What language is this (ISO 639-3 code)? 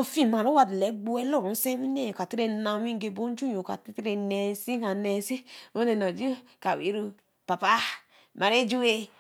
elm